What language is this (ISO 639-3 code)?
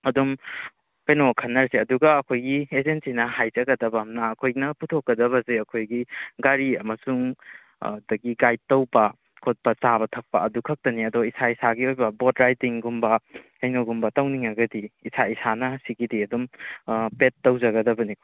mni